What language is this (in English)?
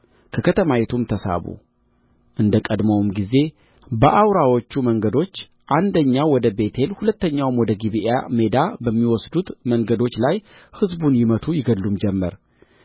Amharic